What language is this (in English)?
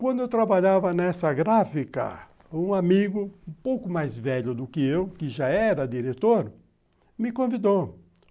Portuguese